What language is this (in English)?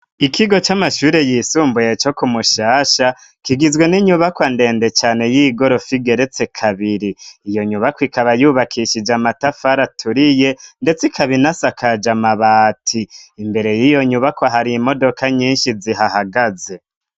Rundi